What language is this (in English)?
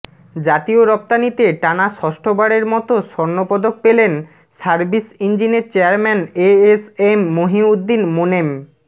Bangla